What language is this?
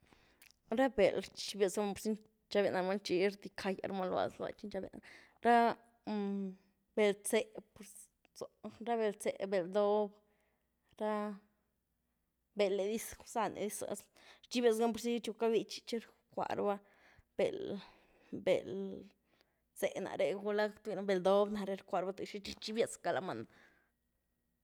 Güilá Zapotec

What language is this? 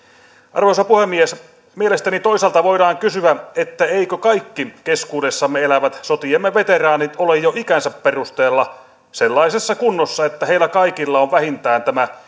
Finnish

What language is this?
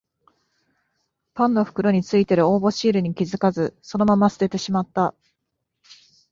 Japanese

